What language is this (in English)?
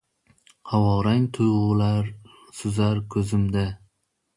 Uzbek